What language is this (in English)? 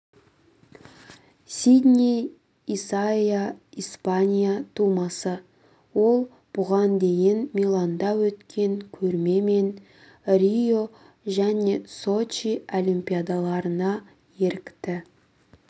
Kazakh